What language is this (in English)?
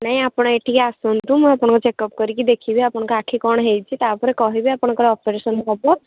Odia